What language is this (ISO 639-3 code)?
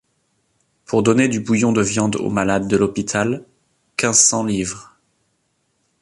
fra